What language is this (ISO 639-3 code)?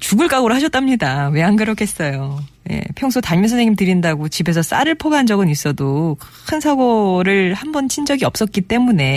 kor